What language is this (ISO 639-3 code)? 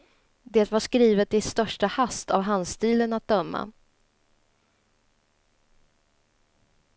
swe